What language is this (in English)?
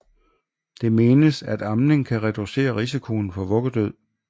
Danish